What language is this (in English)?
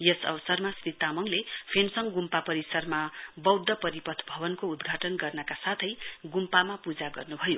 Nepali